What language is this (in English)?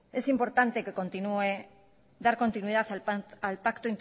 Spanish